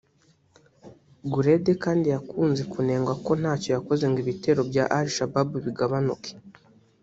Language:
Kinyarwanda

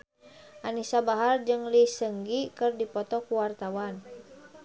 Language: Sundanese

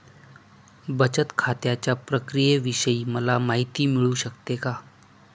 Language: Marathi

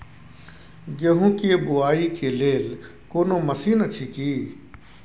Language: Maithili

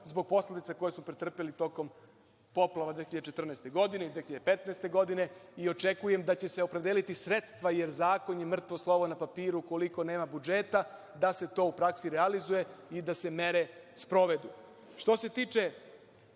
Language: Serbian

